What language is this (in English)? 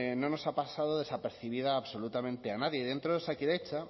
Spanish